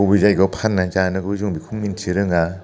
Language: Bodo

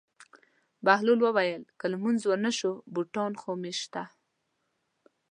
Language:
Pashto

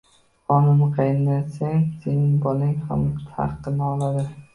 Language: Uzbek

